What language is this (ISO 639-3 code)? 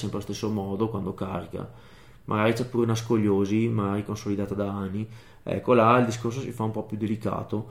ita